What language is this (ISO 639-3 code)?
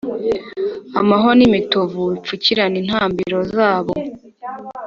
kin